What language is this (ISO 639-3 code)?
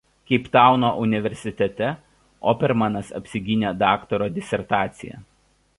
lit